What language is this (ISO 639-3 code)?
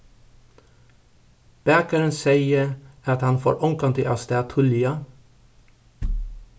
fao